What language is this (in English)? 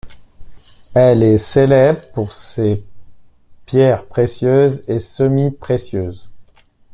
French